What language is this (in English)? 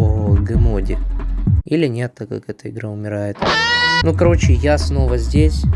Russian